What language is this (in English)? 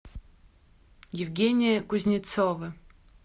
Russian